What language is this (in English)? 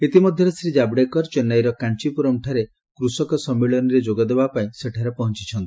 Odia